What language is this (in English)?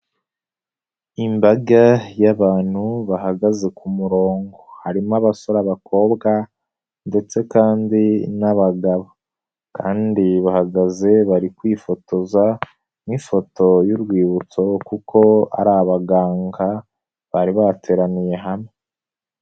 Kinyarwanda